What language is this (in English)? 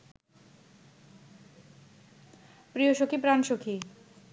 Bangla